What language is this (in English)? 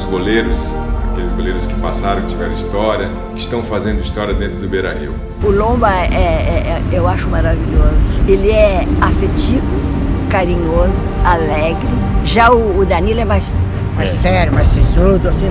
Portuguese